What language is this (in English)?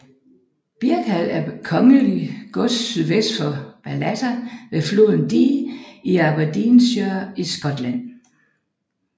Danish